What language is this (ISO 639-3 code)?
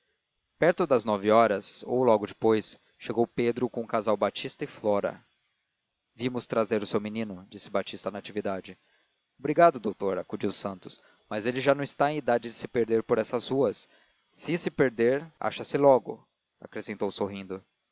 por